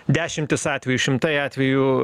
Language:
Lithuanian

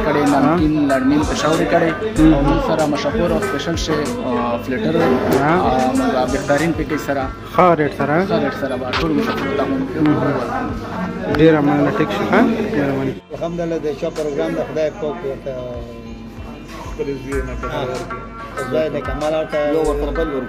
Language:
Turkish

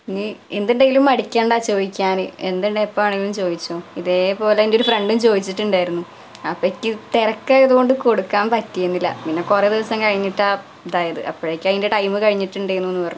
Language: Malayalam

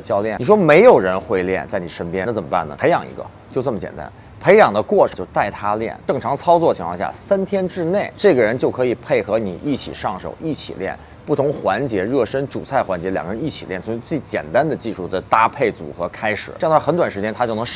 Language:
Chinese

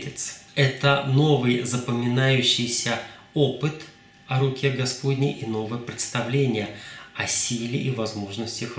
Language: Russian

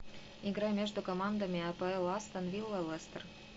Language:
Russian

